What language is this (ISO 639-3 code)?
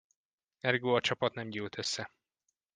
hun